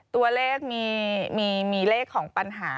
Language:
Thai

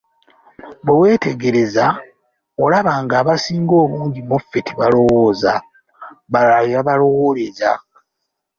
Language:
Ganda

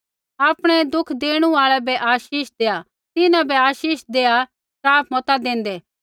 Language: Kullu Pahari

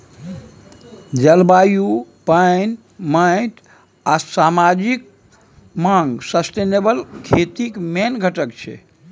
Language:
Maithili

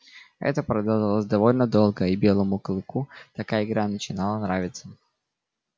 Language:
Russian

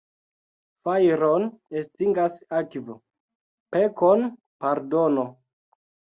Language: Esperanto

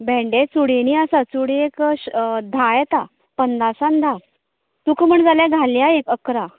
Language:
Konkani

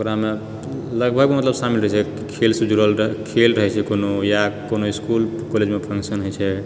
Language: Maithili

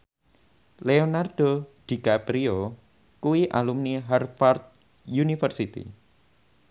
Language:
Javanese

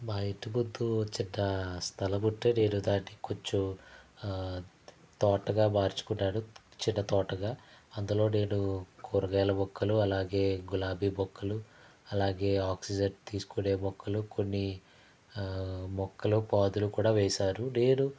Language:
Telugu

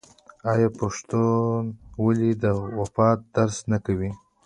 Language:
Pashto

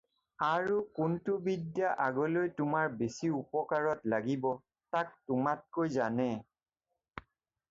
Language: Assamese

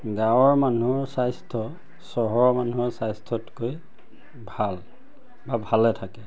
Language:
Assamese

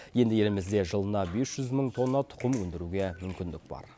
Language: Kazakh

